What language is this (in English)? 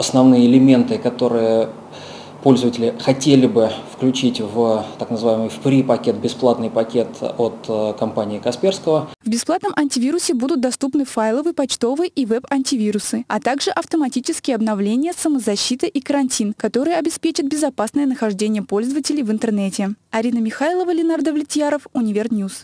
Russian